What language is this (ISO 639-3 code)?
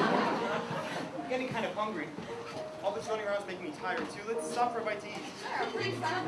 eng